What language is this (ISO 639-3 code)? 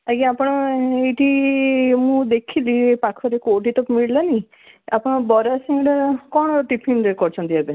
ori